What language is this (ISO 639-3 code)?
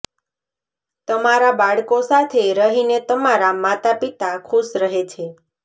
guj